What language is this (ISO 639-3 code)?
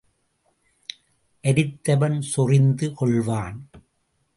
tam